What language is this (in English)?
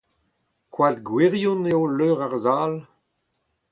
Breton